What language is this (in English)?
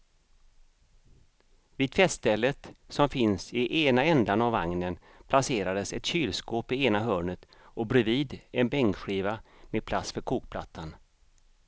Swedish